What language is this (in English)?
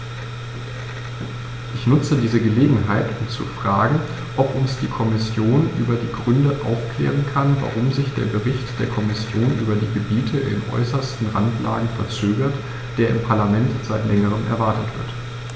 German